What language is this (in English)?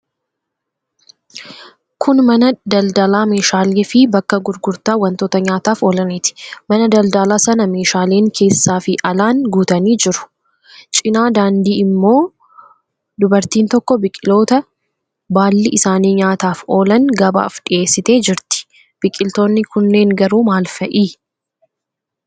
Oromo